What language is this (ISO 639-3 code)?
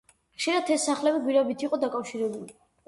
kat